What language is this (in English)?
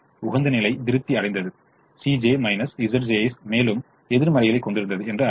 Tamil